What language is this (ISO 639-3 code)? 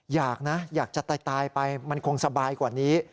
tha